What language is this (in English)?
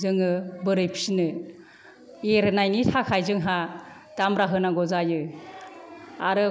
Bodo